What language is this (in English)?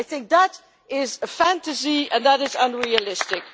English